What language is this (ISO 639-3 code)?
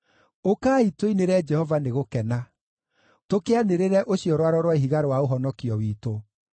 kik